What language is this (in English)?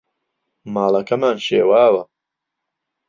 Central Kurdish